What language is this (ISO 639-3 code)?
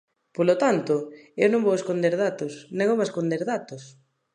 glg